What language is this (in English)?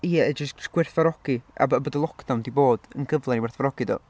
Welsh